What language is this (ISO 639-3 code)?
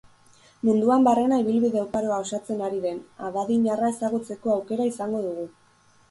eus